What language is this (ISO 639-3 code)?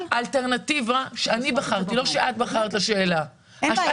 heb